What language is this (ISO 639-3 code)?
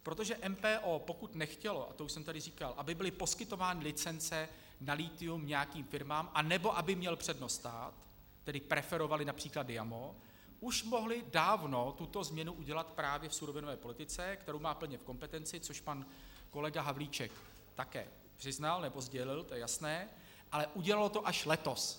ces